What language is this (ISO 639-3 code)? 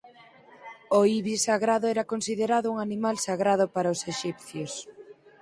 glg